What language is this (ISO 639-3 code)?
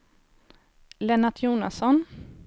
swe